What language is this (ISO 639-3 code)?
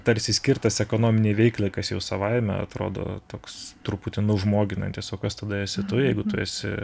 lit